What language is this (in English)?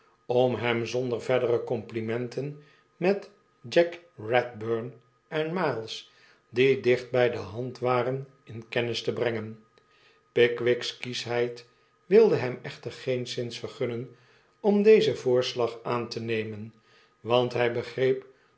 Dutch